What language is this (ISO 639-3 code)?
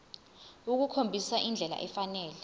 zul